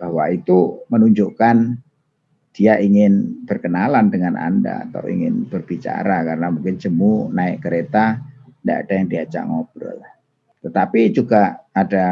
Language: Indonesian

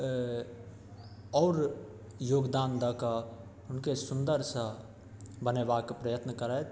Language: Maithili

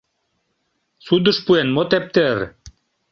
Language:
Mari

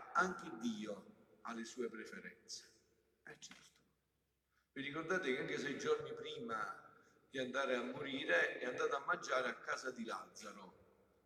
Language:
Italian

